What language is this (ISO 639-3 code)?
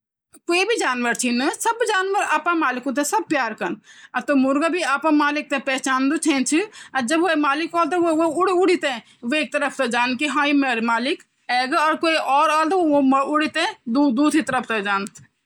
gbm